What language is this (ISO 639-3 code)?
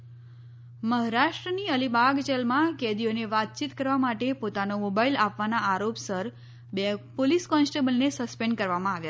guj